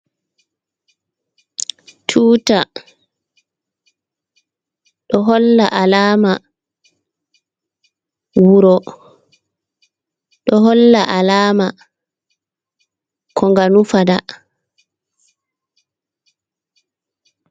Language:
Fula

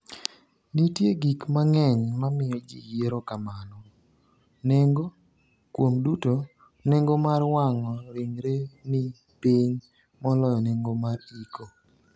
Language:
Luo (Kenya and Tanzania)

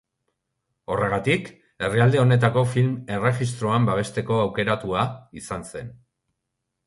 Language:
Basque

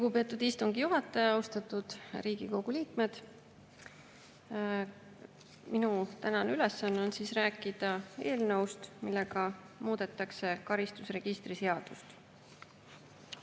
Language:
Estonian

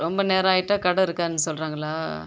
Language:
Tamil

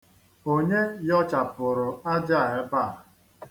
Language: Igbo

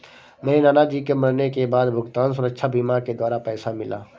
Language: Hindi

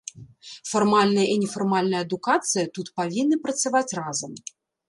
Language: Belarusian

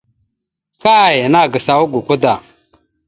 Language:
Mada (Cameroon)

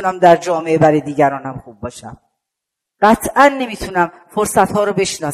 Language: Persian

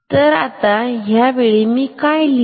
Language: Marathi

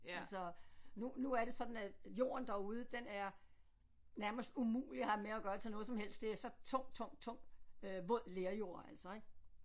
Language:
Danish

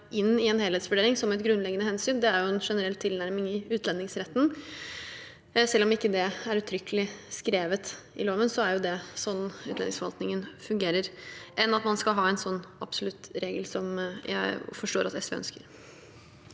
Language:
Norwegian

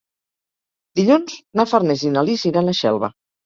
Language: Catalan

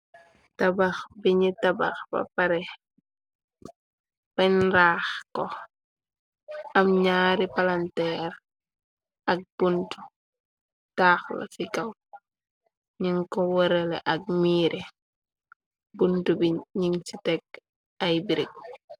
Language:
Wolof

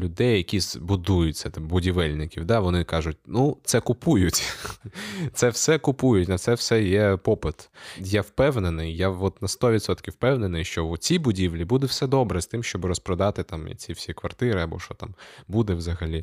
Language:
Ukrainian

